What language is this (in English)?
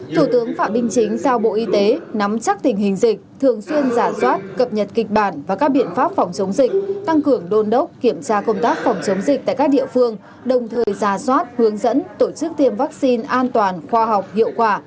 Vietnamese